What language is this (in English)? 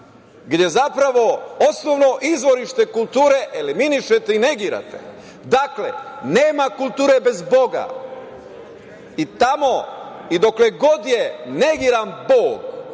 Serbian